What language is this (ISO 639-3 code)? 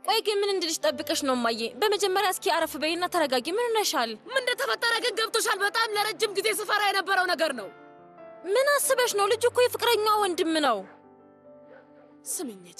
ara